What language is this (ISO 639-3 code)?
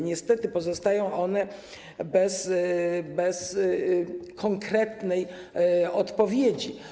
pol